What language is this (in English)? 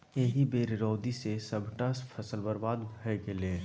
Maithili